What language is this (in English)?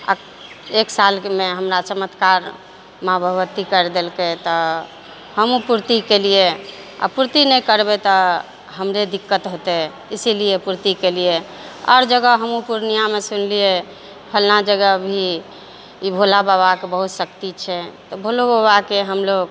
Maithili